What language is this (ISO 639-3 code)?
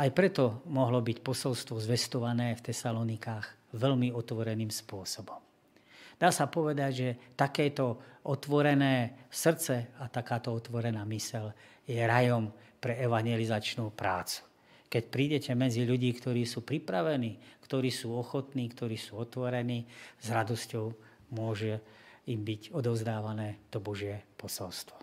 slk